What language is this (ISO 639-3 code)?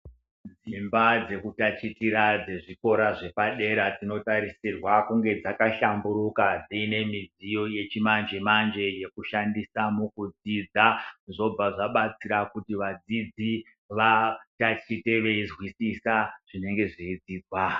ndc